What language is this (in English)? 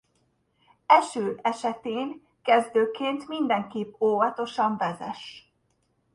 Hungarian